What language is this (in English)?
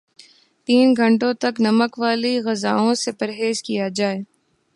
Urdu